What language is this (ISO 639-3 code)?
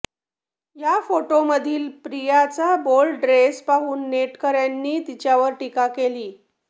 mar